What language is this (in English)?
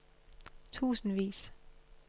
Danish